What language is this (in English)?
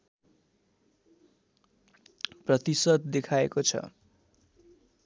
Nepali